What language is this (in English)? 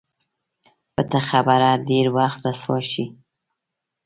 Pashto